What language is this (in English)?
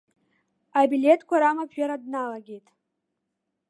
Abkhazian